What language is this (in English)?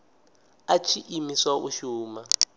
Venda